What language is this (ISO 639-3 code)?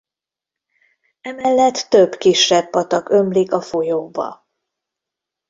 hun